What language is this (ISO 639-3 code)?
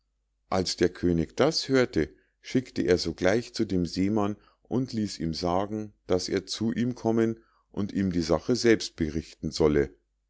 deu